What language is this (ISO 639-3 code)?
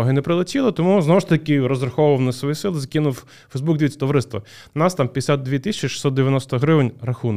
ukr